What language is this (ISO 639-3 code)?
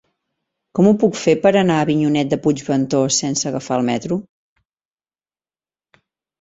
cat